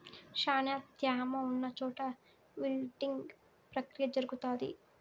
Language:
Telugu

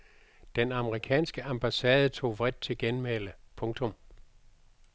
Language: Danish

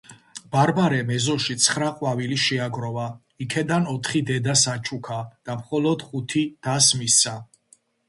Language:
Georgian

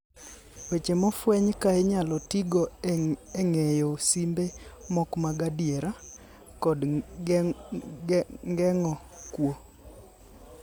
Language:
Luo (Kenya and Tanzania)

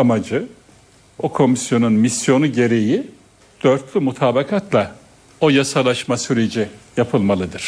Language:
Turkish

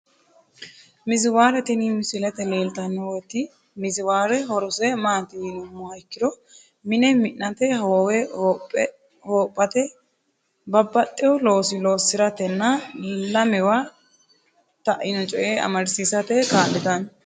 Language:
Sidamo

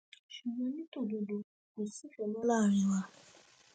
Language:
Yoruba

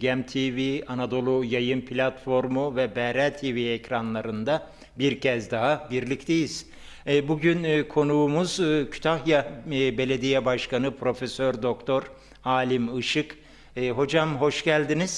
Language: Turkish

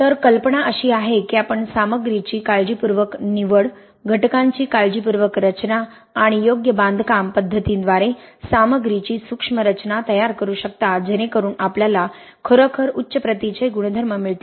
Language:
Marathi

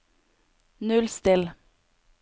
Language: Norwegian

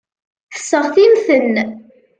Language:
Kabyle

